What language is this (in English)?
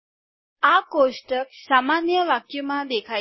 Gujarati